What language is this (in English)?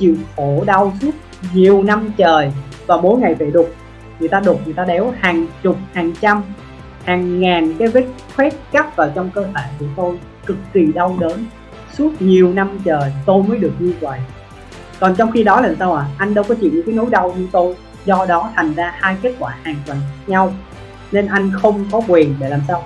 Vietnamese